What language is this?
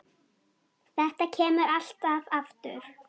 Icelandic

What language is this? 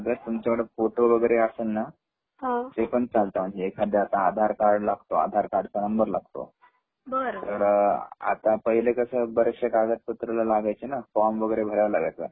Marathi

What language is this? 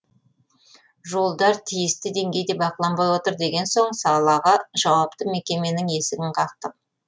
Kazakh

